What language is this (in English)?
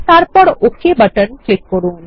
Bangla